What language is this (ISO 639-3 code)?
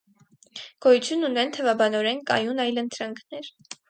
hye